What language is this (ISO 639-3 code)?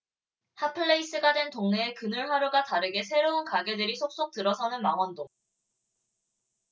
kor